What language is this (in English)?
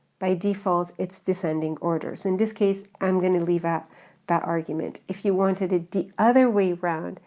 English